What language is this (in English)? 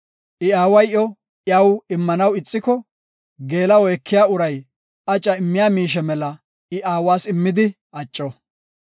Gofa